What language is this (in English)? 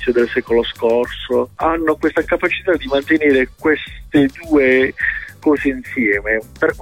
Italian